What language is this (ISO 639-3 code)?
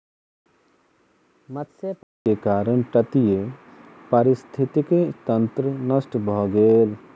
mai